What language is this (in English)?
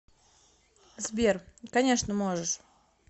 Russian